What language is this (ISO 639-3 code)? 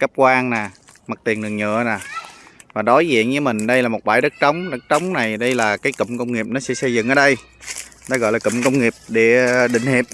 vie